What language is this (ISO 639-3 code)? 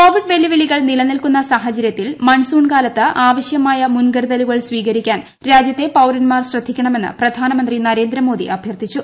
mal